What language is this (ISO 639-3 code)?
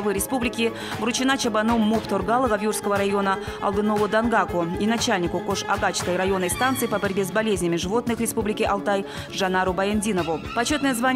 rus